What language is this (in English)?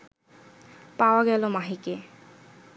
Bangla